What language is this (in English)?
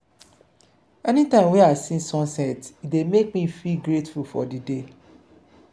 Nigerian Pidgin